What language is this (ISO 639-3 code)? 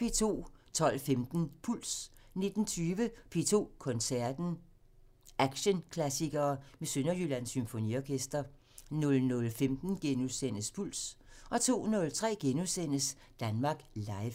dan